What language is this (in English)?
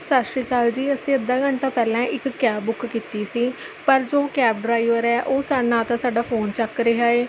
Punjabi